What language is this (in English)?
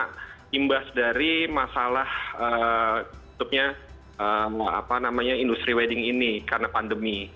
Indonesian